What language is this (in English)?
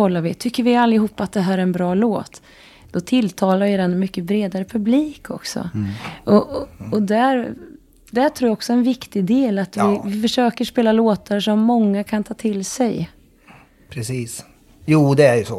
Swedish